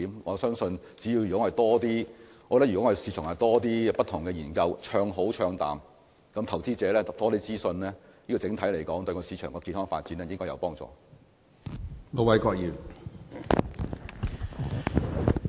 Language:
Cantonese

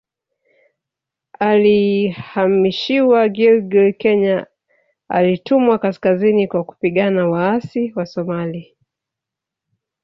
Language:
Swahili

